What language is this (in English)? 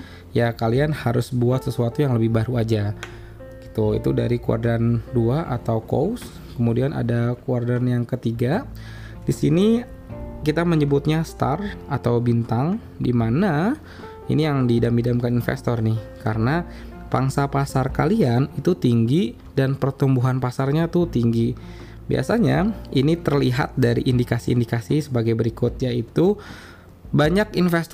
Indonesian